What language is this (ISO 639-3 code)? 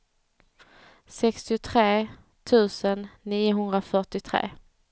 swe